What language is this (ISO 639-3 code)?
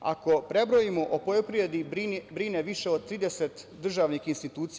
srp